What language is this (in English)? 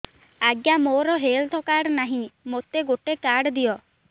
Odia